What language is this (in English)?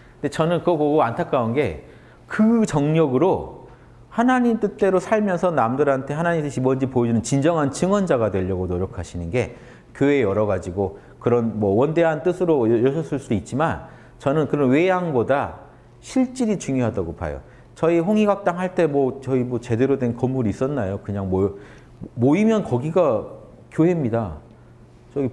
Korean